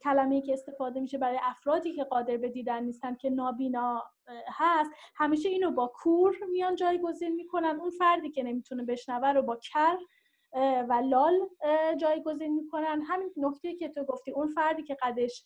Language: Persian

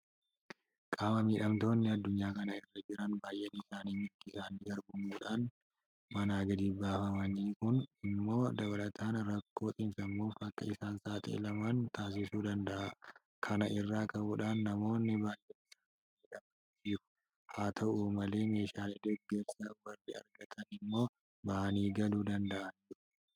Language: Oromo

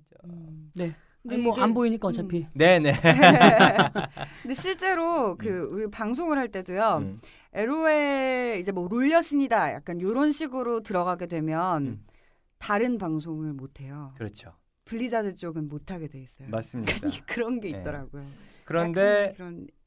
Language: Korean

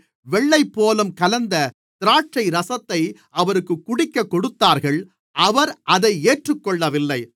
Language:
Tamil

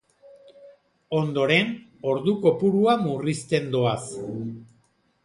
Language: Basque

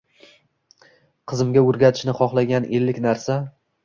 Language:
Uzbek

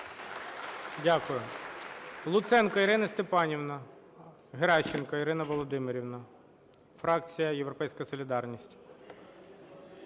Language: Ukrainian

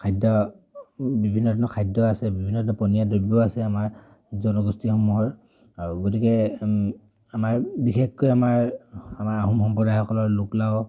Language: Assamese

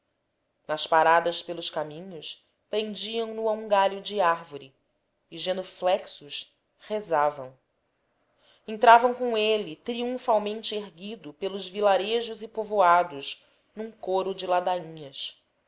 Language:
Portuguese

